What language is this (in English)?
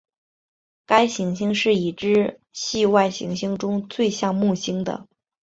Chinese